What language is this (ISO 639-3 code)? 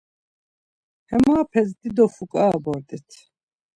lzz